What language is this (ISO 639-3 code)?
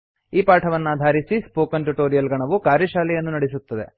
kan